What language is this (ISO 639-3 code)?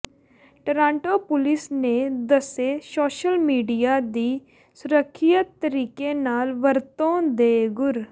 pan